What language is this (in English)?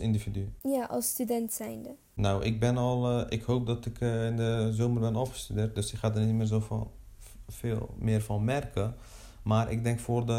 Dutch